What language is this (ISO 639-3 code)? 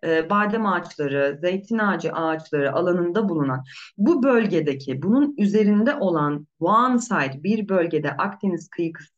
tur